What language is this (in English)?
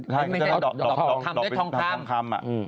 Thai